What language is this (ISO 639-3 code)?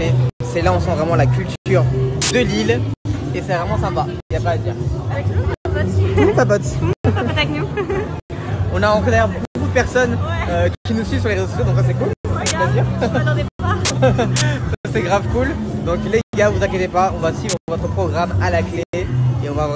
fra